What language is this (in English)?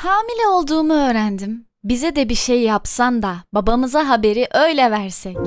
Turkish